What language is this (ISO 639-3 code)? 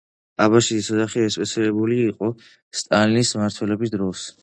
kat